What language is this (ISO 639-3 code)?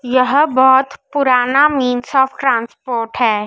hin